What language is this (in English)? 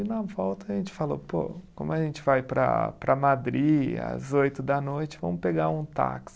Portuguese